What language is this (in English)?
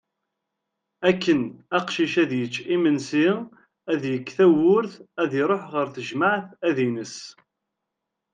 Kabyle